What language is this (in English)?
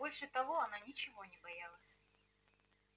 Russian